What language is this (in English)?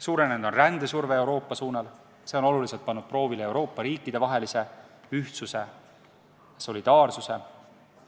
Estonian